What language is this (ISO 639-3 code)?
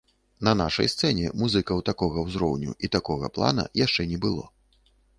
bel